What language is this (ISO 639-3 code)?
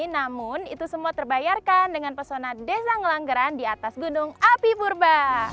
ind